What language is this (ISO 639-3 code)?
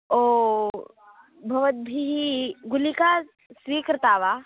san